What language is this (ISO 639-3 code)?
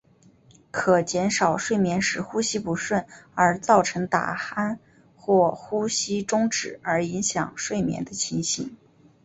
zho